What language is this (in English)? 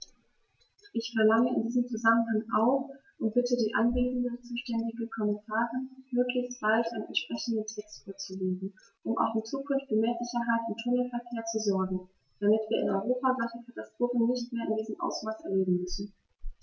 German